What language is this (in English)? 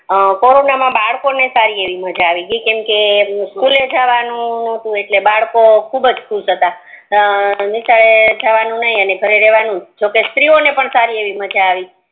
Gujarati